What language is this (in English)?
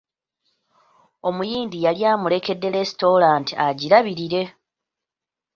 Ganda